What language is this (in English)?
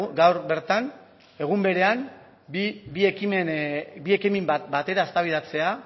Basque